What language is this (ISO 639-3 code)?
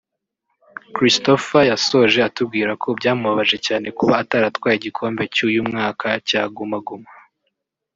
kin